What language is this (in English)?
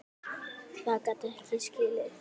Icelandic